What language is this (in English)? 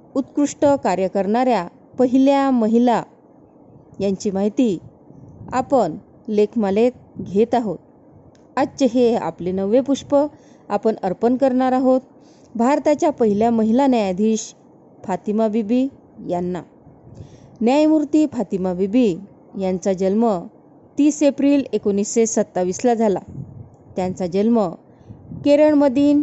Marathi